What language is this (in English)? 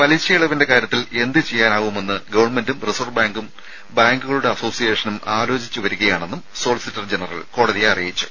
Malayalam